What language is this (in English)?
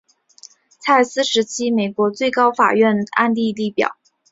Chinese